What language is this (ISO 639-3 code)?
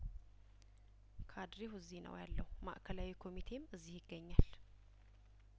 amh